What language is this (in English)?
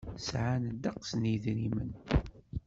Kabyle